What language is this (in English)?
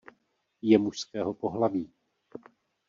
Czech